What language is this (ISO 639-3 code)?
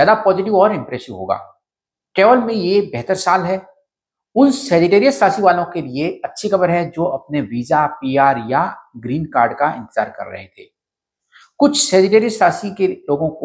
hin